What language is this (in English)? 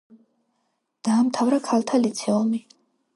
Georgian